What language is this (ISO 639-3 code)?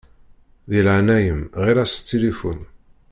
kab